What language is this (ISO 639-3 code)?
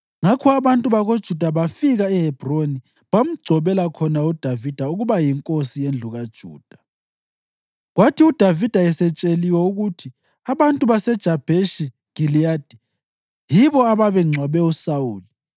nde